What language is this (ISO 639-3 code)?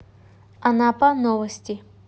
rus